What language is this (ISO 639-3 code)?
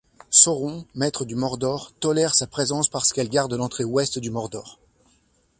fra